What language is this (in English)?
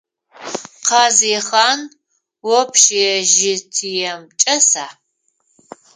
Adyghe